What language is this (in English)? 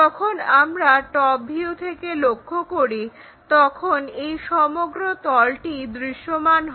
Bangla